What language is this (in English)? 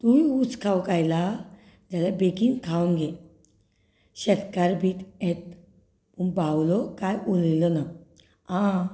Konkani